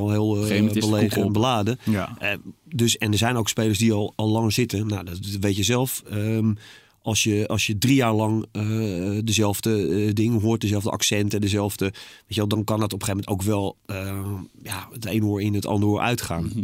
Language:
Dutch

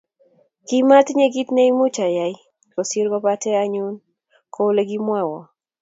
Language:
Kalenjin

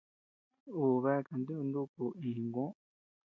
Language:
Tepeuxila Cuicatec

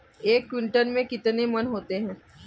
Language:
Hindi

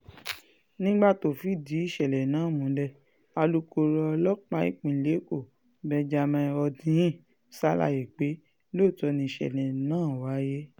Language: Yoruba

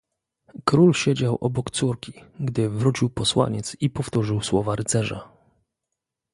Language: Polish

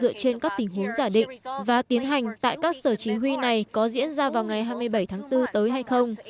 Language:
Vietnamese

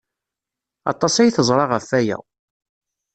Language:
Kabyle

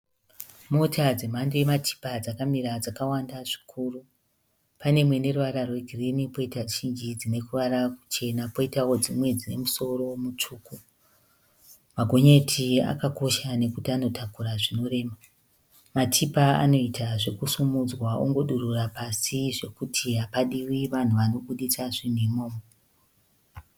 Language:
Shona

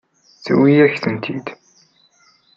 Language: Kabyle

